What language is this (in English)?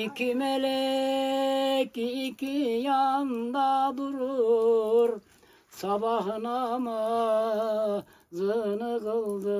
Turkish